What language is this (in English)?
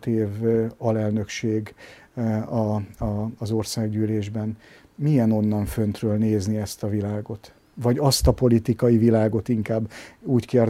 Hungarian